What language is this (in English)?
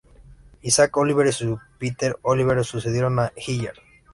Spanish